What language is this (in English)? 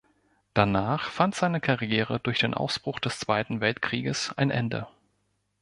German